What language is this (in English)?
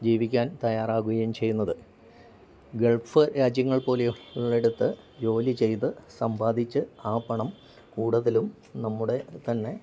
Malayalam